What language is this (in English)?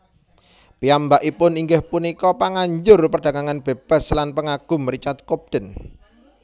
Javanese